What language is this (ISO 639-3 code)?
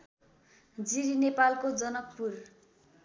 nep